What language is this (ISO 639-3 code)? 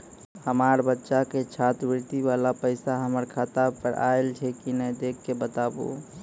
mai